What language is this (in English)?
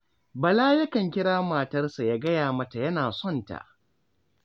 Hausa